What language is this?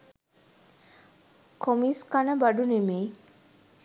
Sinhala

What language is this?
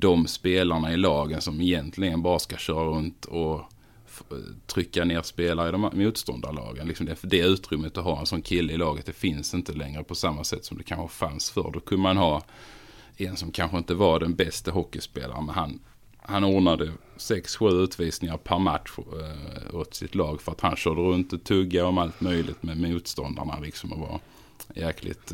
Swedish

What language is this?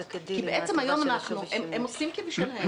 Hebrew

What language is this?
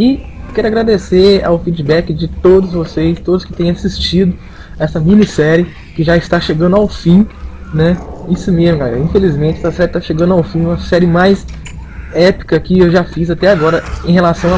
Portuguese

